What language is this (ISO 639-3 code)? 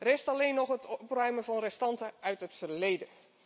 nld